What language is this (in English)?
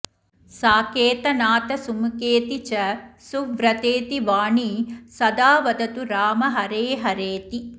Sanskrit